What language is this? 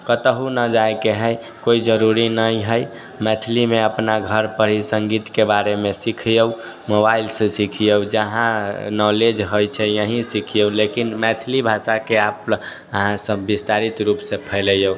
Maithili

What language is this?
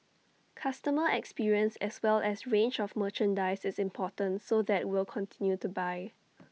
English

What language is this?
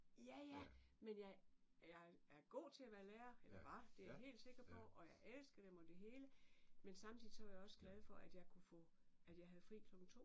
Danish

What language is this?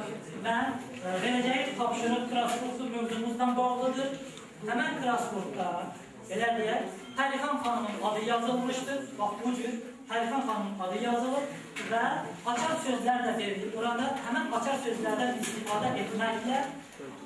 Turkish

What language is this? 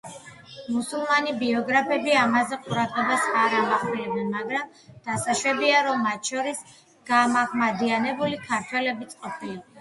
Georgian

